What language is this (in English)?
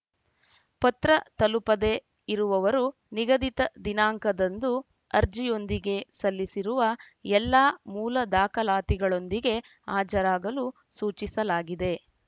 Kannada